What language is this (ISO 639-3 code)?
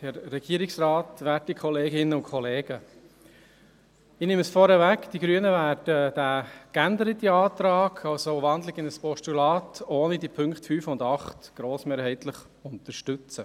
gsw